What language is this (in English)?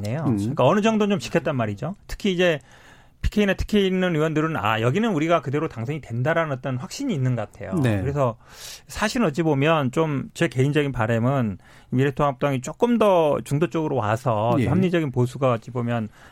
Korean